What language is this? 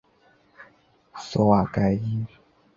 Chinese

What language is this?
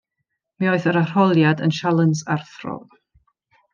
Welsh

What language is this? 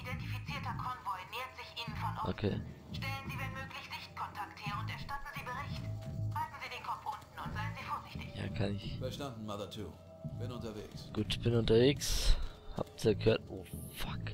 German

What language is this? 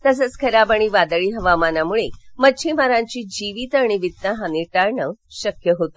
Marathi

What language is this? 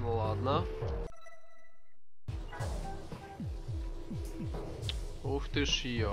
Russian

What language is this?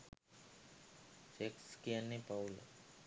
Sinhala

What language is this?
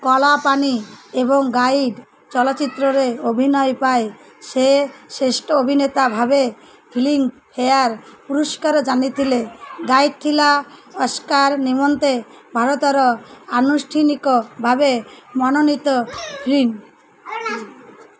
Odia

